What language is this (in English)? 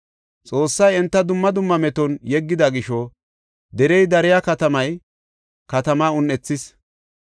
Gofa